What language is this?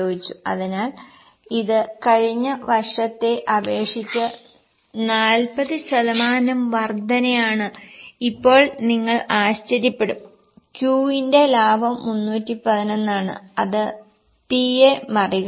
Malayalam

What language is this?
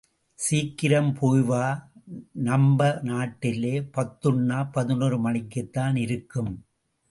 Tamil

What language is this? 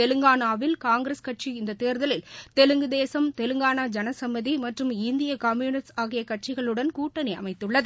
Tamil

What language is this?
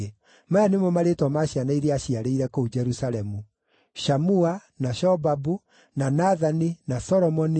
Kikuyu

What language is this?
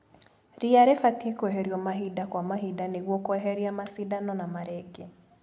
Kikuyu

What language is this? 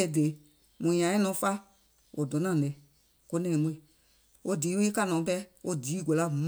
Gola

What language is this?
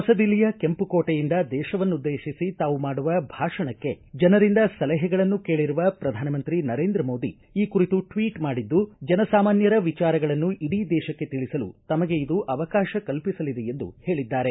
Kannada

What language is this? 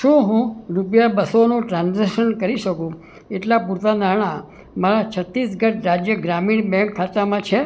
Gujarati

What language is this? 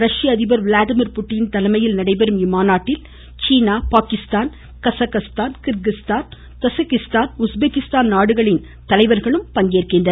Tamil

